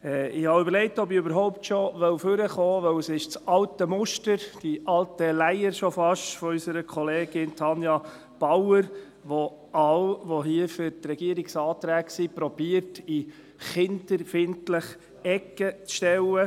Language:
Swiss German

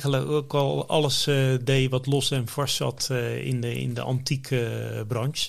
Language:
Dutch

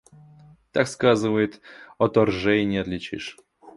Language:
Russian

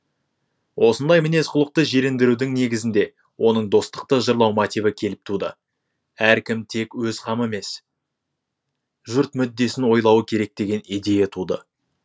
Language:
Kazakh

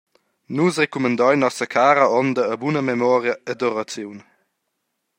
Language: Romansh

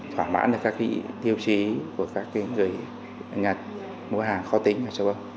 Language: Vietnamese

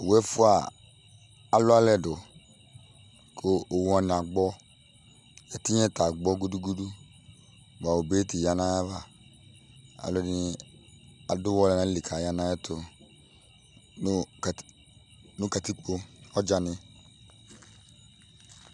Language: Ikposo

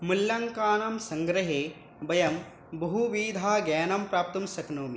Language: Sanskrit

